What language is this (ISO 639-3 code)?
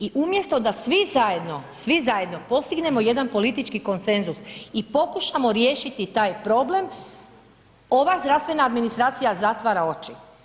hrv